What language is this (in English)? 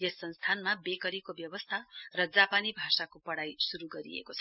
Nepali